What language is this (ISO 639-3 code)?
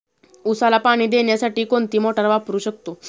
mar